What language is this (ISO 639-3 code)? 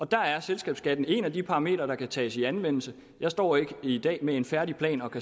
dan